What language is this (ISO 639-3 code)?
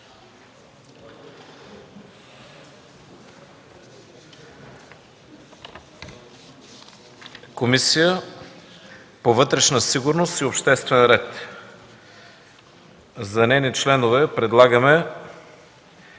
bul